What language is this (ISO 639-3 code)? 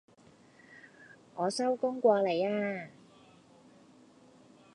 yue